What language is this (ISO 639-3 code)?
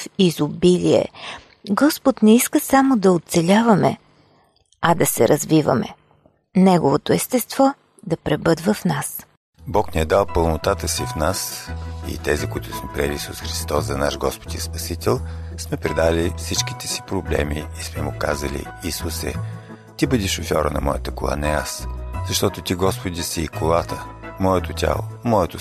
bul